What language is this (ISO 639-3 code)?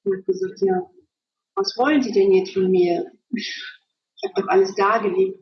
deu